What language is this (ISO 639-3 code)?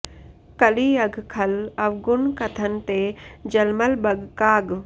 san